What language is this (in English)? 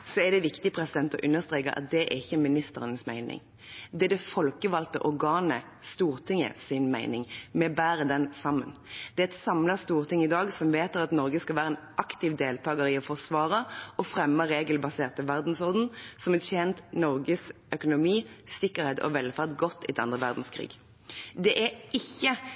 Norwegian Bokmål